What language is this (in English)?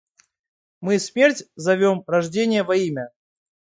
Russian